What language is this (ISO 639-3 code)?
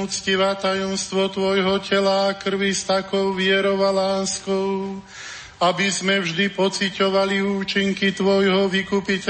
slk